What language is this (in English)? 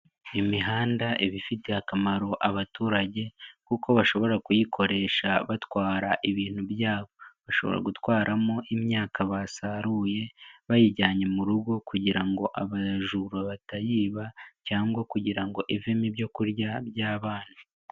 Kinyarwanda